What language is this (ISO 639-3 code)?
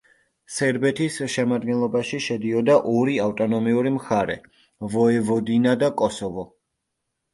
kat